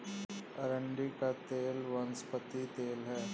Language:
Hindi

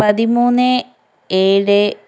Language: Malayalam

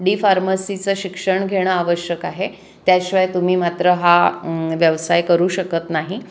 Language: Marathi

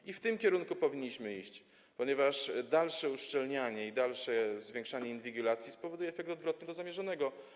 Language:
Polish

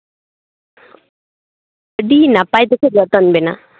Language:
Santali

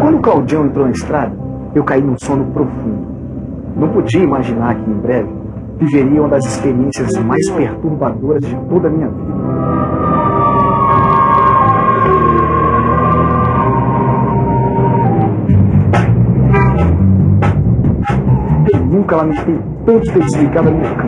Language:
Portuguese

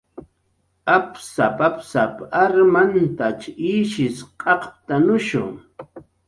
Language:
Jaqaru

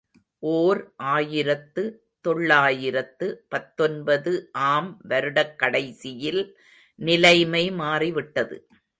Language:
Tamil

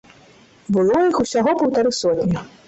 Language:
Belarusian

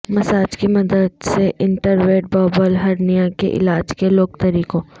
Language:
Urdu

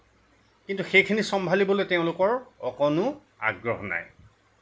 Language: Assamese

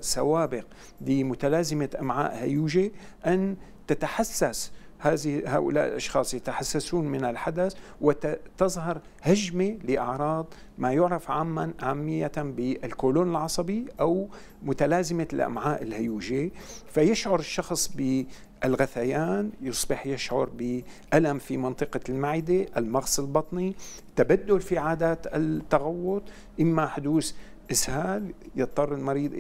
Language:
Arabic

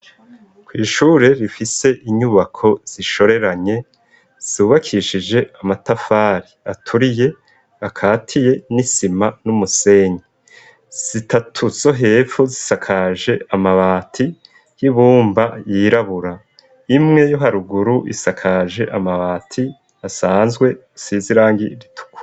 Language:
Rundi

